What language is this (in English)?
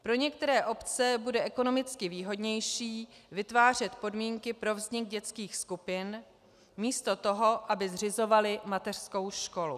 Czech